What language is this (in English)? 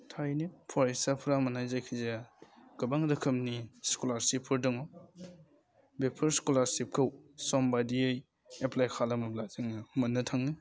Bodo